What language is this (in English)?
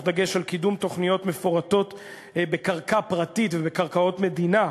Hebrew